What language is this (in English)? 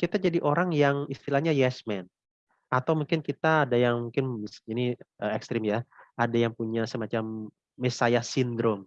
Indonesian